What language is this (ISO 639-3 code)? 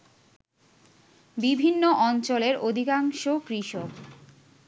ben